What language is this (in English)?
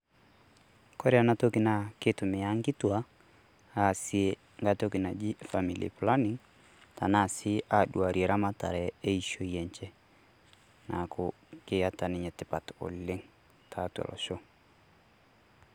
Masai